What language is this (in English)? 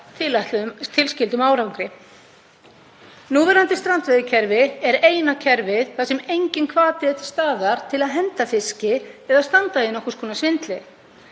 Icelandic